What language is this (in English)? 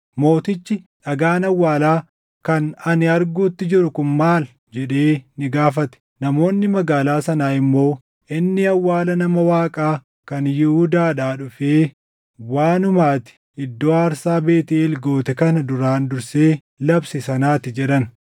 Oromo